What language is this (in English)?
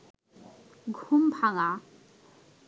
Bangla